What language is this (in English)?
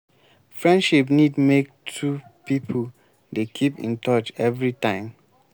Nigerian Pidgin